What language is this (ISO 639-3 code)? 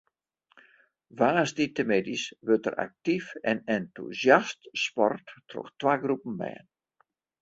fry